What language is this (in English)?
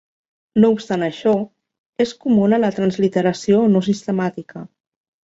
Catalan